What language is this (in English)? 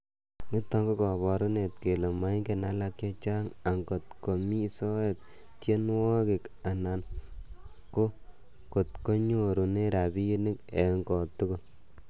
Kalenjin